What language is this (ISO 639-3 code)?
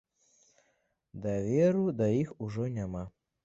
bel